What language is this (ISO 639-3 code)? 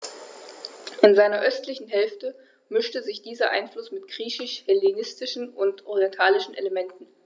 deu